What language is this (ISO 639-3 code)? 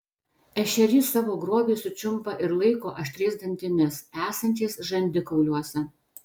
lit